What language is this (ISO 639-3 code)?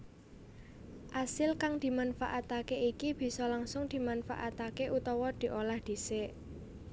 jav